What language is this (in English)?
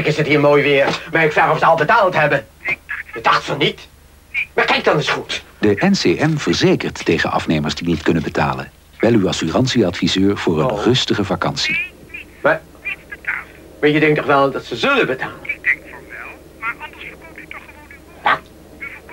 Dutch